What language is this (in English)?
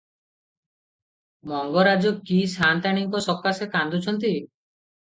Odia